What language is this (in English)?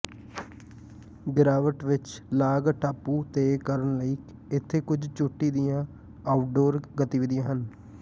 Punjabi